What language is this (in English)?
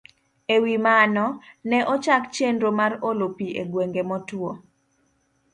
Luo (Kenya and Tanzania)